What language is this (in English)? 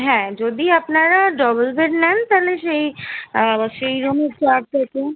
Bangla